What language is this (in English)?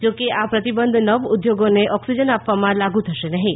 Gujarati